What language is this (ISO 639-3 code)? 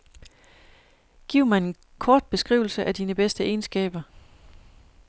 dan